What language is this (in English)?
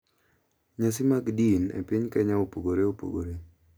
Luo (Kenya and Tanzania)